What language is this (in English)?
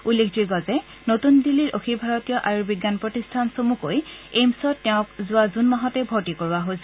Assamese